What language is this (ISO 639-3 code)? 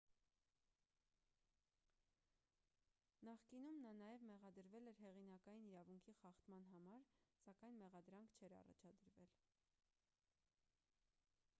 hye